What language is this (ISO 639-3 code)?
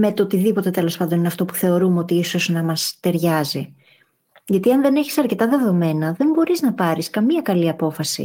ell